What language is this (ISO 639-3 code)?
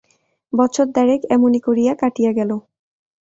ben